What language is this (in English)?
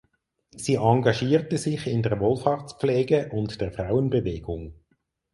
German